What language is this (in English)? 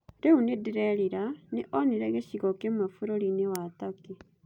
Kikuyu